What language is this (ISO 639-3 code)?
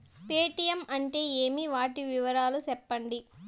tel